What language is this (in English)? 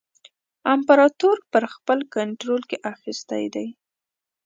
Pashto